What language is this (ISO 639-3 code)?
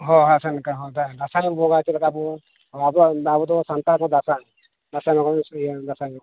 sat